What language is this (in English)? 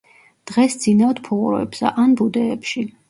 Georgian